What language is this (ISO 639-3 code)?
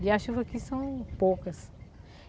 por